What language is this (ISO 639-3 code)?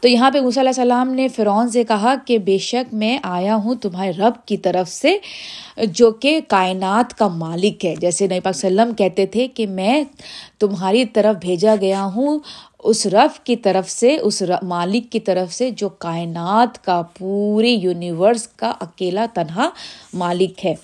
urd